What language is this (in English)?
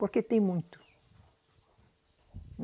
Portuguese